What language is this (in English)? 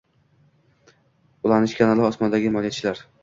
Uzbek